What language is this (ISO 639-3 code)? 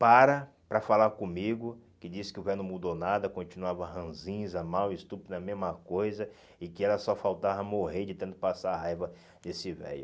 por